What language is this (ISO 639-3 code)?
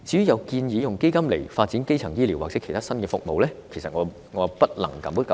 yue